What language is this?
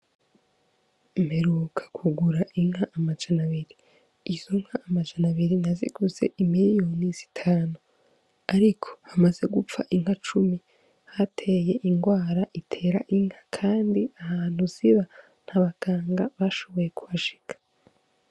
Rundi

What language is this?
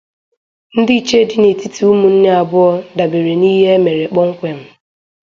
Igbo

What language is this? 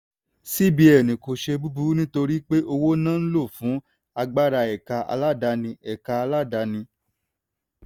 Yoruba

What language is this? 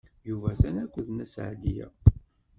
Kabyle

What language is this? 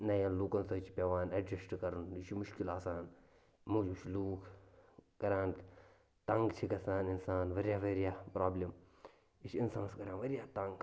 Kashmiri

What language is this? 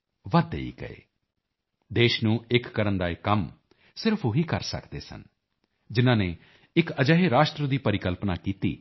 Punjabi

